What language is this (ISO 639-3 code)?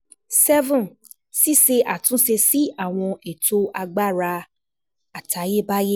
yor